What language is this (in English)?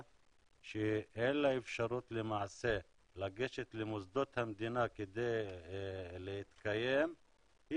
Hebrew